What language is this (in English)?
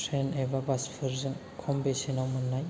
Bodo